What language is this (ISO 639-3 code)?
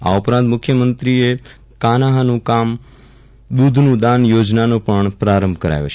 guj